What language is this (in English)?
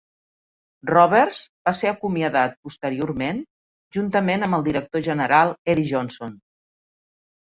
Catalan